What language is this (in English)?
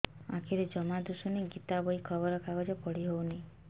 Odia